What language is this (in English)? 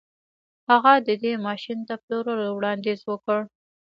Pashto